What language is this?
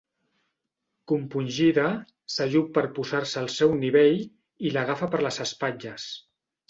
Catalan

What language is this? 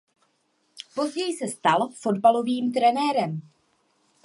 Czech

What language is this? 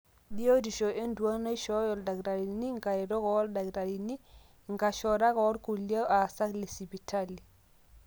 Masai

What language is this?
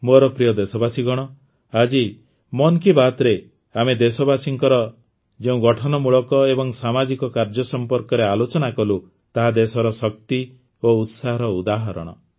Odia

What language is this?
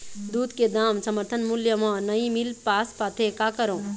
Chhattisgarhi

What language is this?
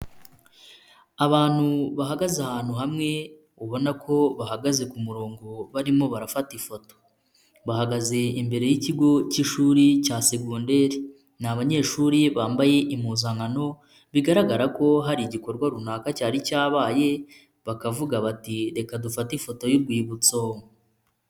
Kinyarwanda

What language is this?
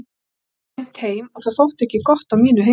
Icelandic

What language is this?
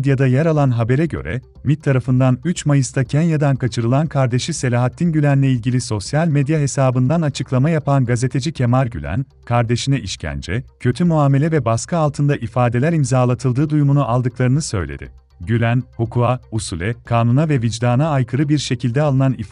Turkish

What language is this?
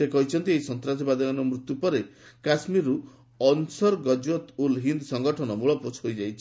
Odia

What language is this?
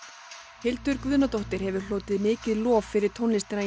Icelandic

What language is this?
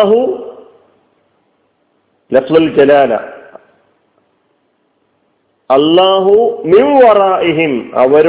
Malayalam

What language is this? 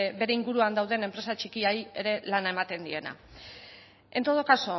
Basque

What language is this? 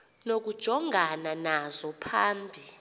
Xhosa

